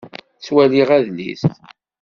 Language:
Kabyle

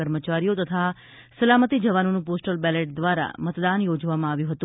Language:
Gujarati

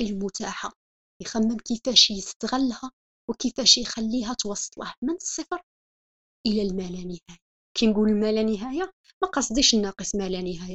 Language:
Arabic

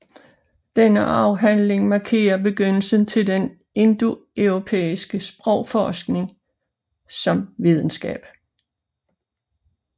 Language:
Danish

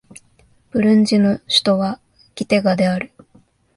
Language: Japanese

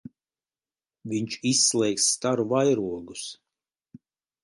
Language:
Latvian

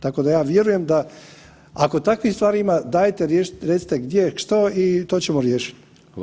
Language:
Croatian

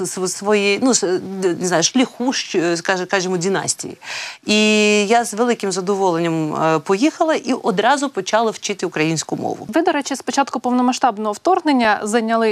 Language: Ukrainian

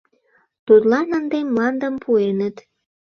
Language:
Mari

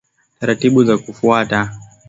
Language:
Swahili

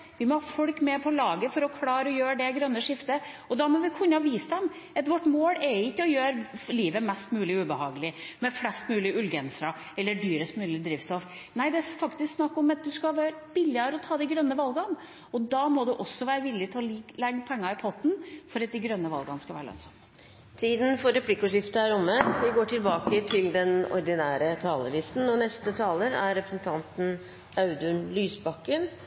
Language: Norwegian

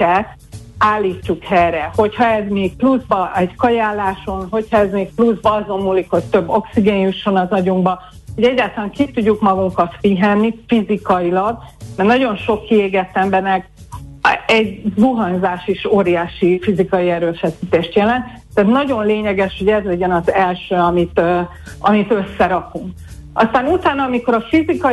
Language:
Hungarian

